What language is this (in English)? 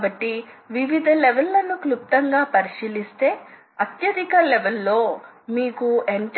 Telugu